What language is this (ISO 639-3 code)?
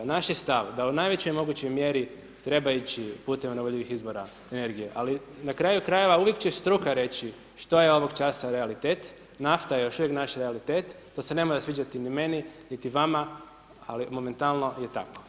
hrv